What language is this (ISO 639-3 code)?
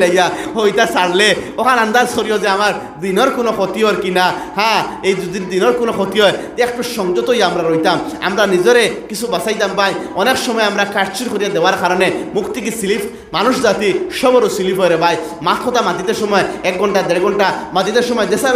ben